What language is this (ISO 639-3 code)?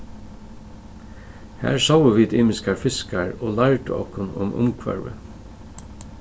fao